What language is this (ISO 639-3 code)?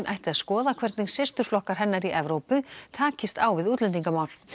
isl